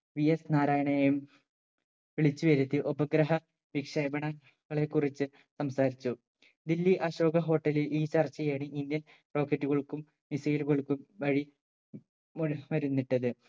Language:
Malayalam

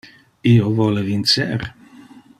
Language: Interlingua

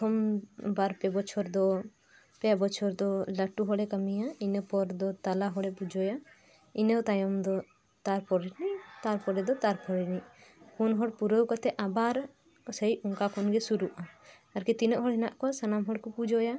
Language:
Santali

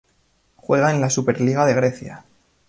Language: Spanish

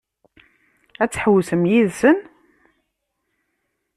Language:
Kabyle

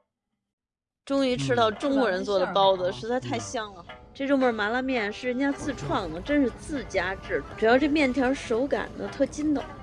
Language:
Chinese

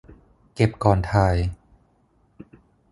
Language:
Thai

